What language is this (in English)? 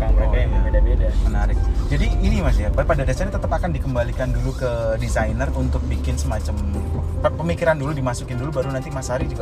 Indonesian